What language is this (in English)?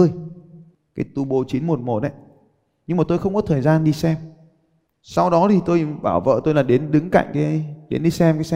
Vietnamese